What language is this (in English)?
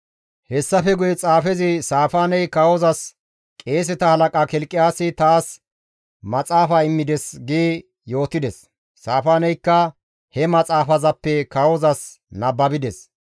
Gamo